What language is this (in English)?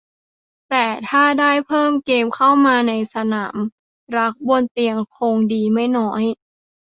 Thai